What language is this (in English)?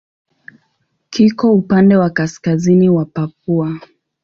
Swahili